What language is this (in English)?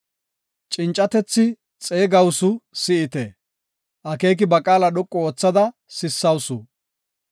Gofa